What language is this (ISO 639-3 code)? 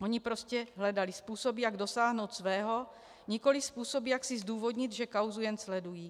ces